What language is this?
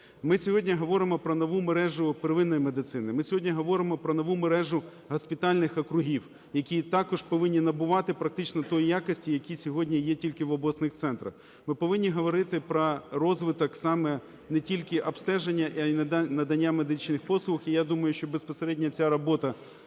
Ukrainian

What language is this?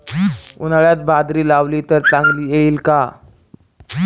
Marathi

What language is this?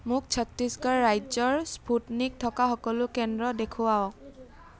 Assamese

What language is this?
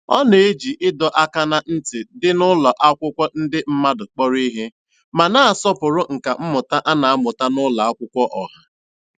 Igbo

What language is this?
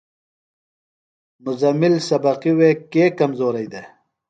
Phalura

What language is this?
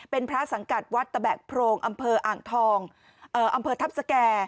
Thai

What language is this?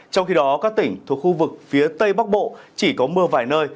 Vietnamese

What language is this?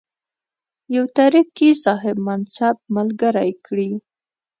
Pashto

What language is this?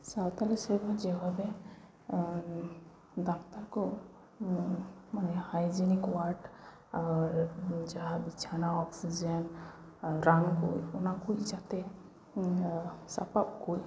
Santali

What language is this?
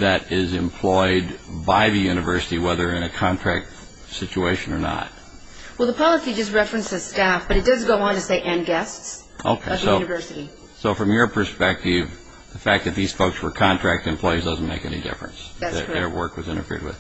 English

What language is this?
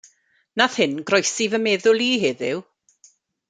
Welsh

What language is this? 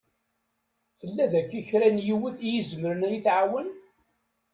Kabyle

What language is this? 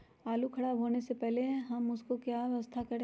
Magahi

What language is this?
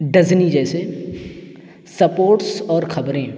Urdu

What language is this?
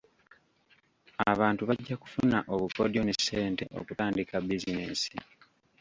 Ganda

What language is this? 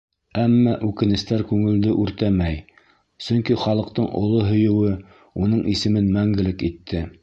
Bashkir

